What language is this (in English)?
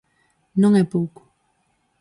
Galician